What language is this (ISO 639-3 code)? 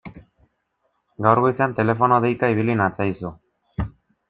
eus